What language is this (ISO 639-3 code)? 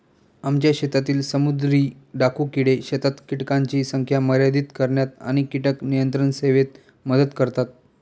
mar